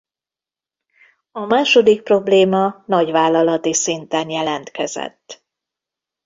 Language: Hungarian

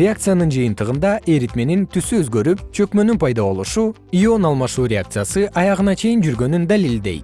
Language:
Kyrgyz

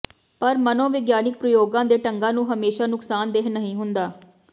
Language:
Punjabi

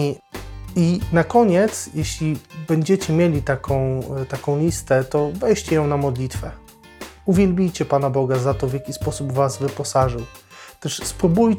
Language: Polish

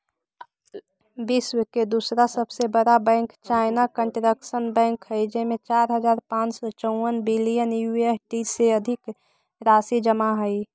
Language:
Magahi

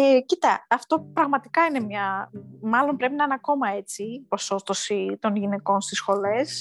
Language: Greek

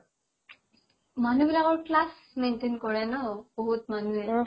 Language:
Assamese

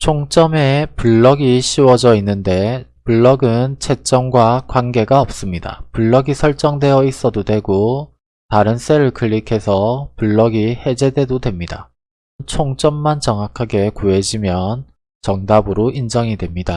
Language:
Korean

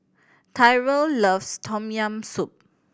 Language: English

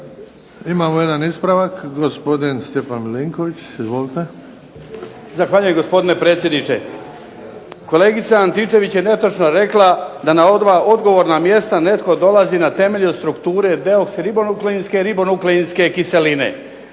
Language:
Croatian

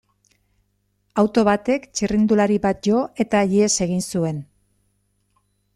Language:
Basque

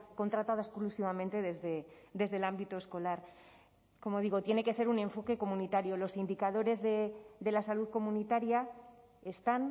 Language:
Spanish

